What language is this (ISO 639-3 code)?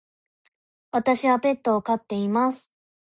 jpn